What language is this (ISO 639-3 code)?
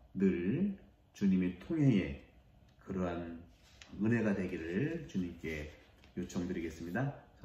kor